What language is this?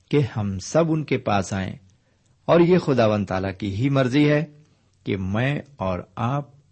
Urdu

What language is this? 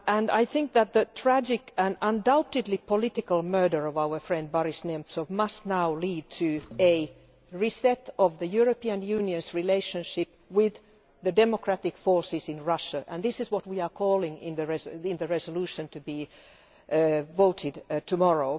English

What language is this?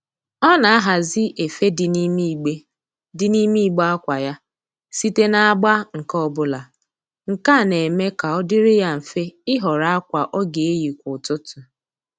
Igbo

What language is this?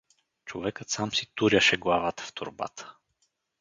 Bulgarian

